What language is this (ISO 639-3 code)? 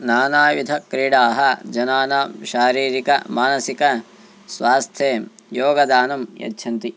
san